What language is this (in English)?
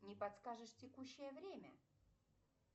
Russian